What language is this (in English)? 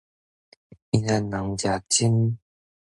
Min Nan Chinese